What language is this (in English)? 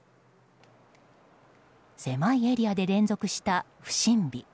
Japanese